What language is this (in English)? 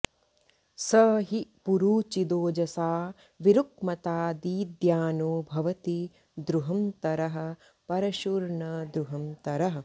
Sanskrit